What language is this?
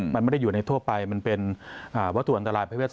Thai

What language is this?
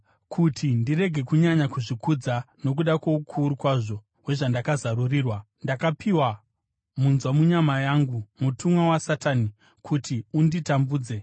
Shona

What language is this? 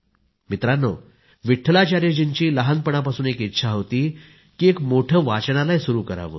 Marathi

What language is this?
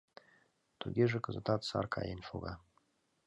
Mari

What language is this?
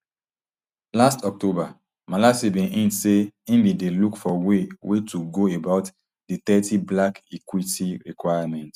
Nigerian Pidgin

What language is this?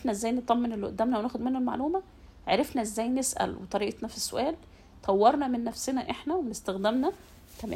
Arabic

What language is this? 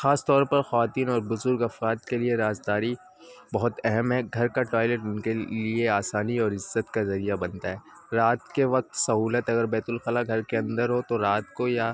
Urdu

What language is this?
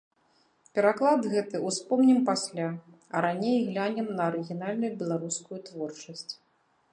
Belarusian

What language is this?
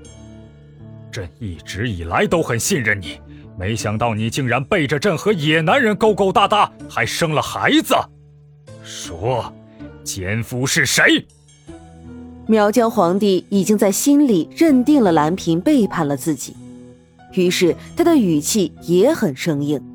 Chinese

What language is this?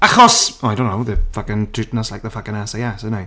Welsh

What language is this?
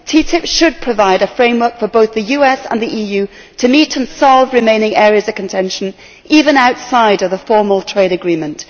English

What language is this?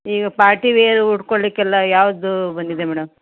Kannada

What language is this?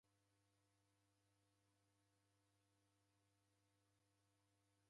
Taita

